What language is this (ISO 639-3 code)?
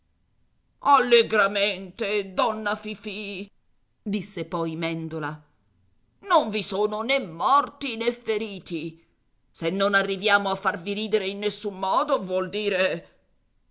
ita